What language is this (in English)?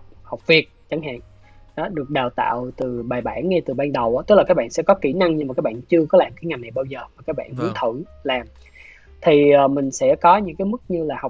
Vietnamese